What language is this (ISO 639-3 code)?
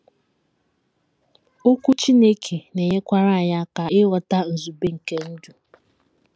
ibo